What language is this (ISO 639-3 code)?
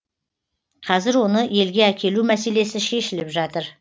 kaz